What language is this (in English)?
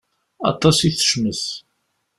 Kabyle